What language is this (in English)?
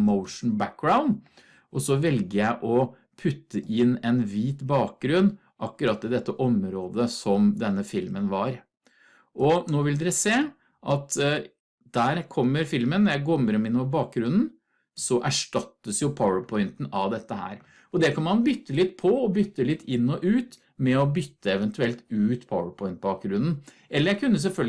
Norwegian